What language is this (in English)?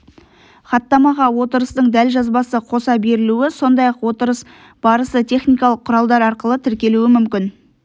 Kazakh